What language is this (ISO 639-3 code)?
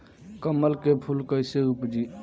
bho